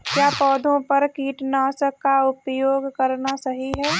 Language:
Hindi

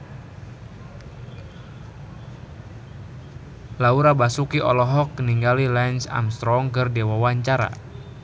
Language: Sundanese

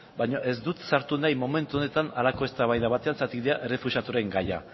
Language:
Basque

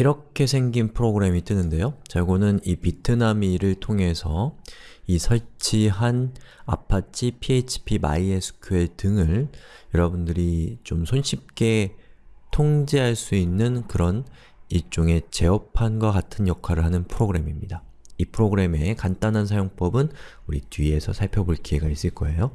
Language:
Korean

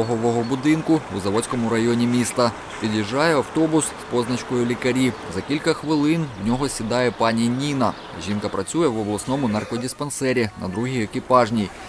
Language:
Ukrainian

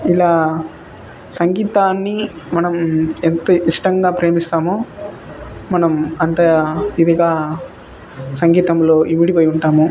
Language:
Telugu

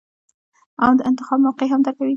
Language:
Pashto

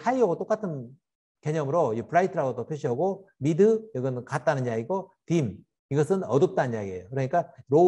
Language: Korean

